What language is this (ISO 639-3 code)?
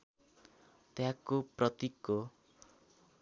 nep